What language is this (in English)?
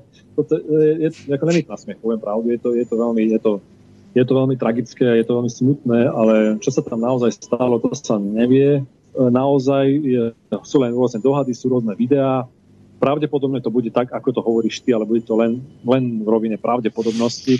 Slovak